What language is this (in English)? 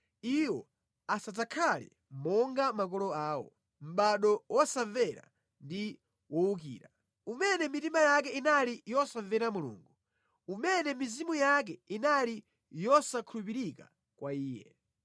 Nyanja